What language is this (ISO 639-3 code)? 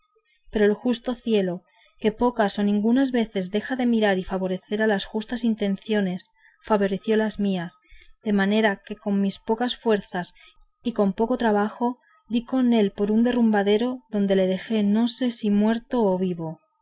spa